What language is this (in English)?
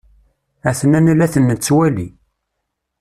Kabyle